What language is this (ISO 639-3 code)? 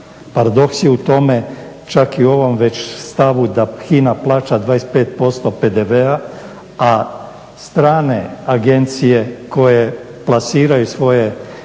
hrv